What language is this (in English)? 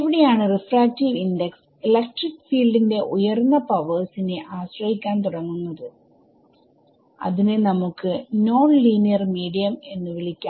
Malayalam